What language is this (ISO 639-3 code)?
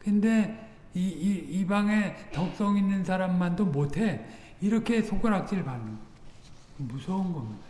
kor